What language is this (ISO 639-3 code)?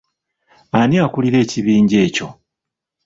lug